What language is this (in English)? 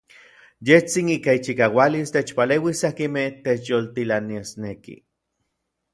Orizaba Nahuatl